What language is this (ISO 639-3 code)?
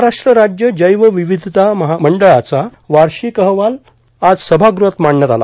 mar